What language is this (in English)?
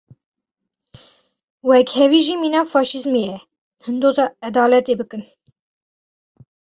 Kurdish